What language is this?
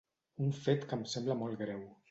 Catalan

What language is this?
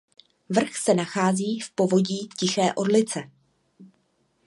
Czech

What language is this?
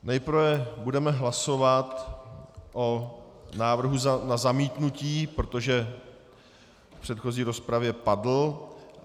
Czech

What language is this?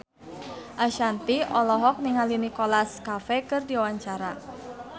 Sundanese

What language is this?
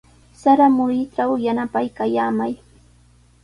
Sihuas Ancash Quechua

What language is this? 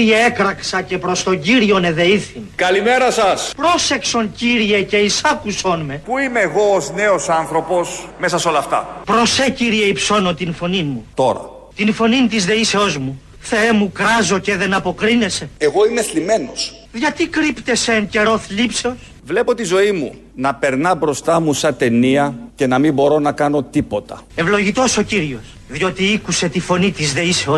Greek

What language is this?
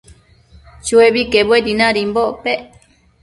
Matsés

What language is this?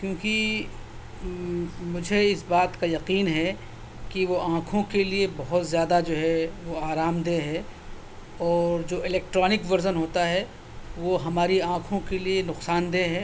Urdu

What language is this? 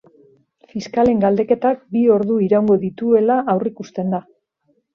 Basque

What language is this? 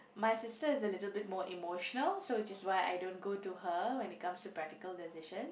English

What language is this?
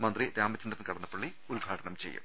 Malayalam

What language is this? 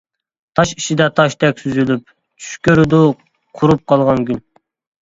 Uyghur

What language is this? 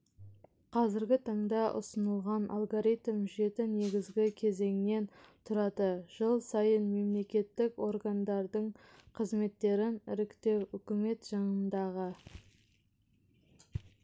Kazakh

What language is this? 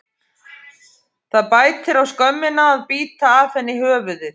Icelandic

